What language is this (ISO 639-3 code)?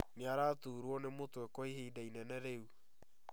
kik